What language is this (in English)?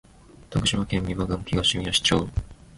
Japanese